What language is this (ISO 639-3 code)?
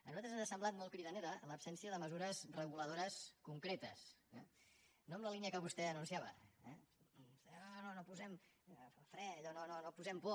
cat